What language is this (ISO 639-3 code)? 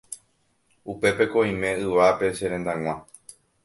grn